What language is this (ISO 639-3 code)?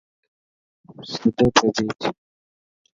mki